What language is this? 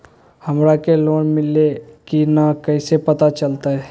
Magahi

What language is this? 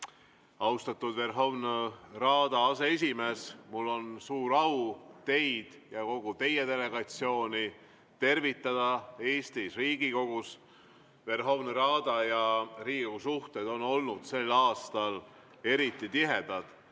Estonian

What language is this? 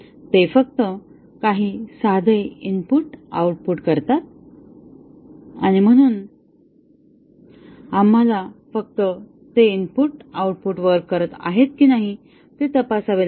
Marathi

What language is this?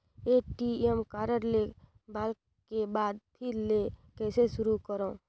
Chhattisgarhi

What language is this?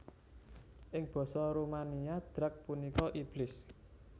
Javanese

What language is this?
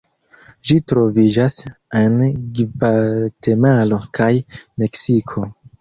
Esperanto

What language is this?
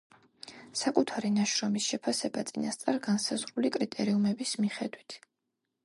Georgian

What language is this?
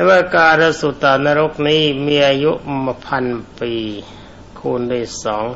Thai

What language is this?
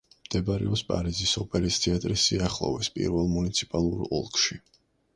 Georgian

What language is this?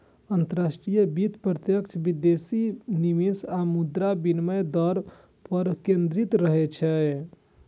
Maithili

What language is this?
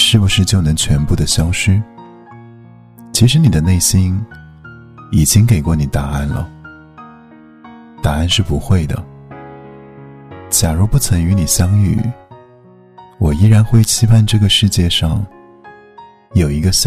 Chinese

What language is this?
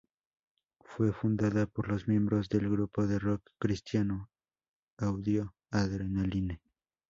Spanish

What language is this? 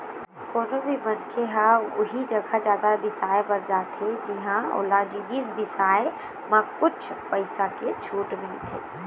Chhattisgarhi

